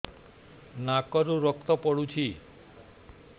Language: Odia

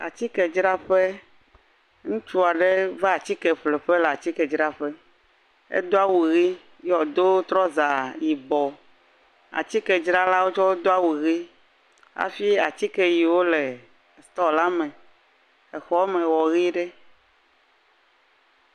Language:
Ewe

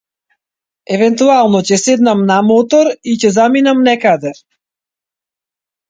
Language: Macedonian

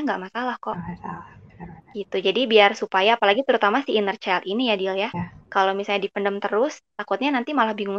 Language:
Indonesian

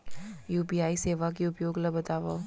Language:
Chhattisgarhi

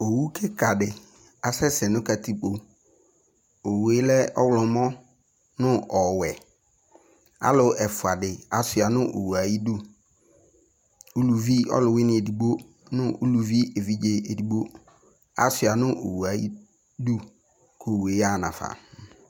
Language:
Ikposo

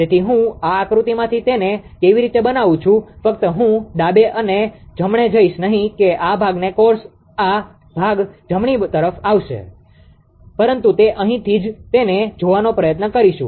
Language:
Gujarati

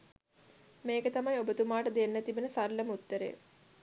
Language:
Sinhala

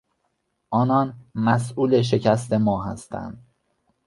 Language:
Persian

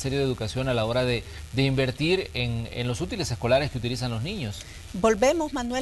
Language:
Spanish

